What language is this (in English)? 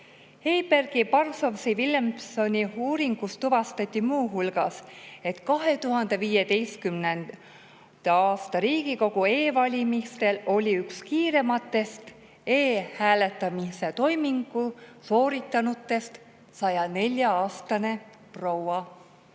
Estonian